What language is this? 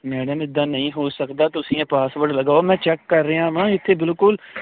Punjabi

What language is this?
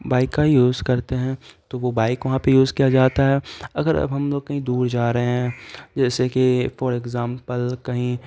Urdu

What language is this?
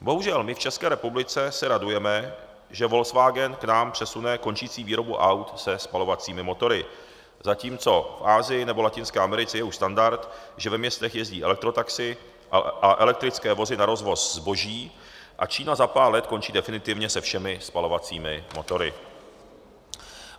Czech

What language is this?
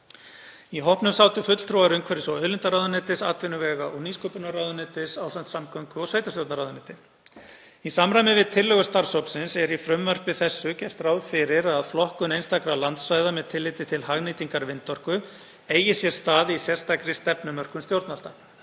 Icelandic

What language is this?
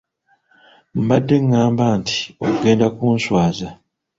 Ganda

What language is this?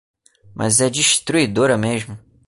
Portuguese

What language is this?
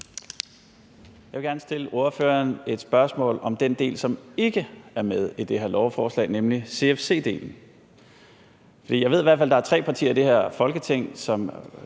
Danish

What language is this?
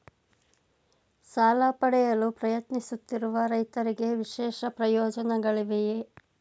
Kannada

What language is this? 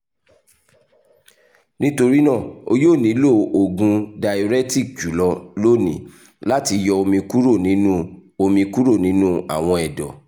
Yoruba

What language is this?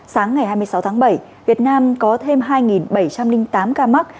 Vietnamese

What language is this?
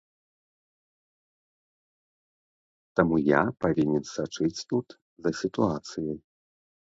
Belarusian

